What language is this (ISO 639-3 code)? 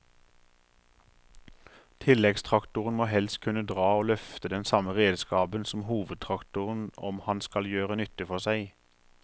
nor